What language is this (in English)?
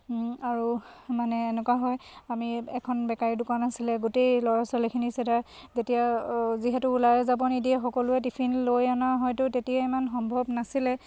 Assamese